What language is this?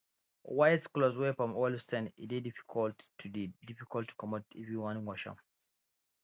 Nigerian Pidgin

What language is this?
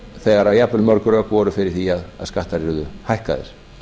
Icelandic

